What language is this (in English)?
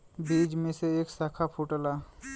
Bhojpuri